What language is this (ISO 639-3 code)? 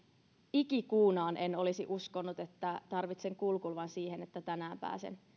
fin